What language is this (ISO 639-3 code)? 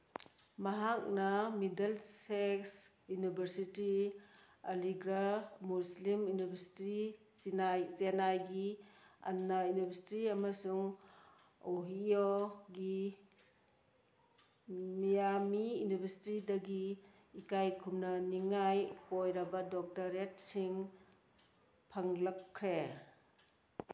mni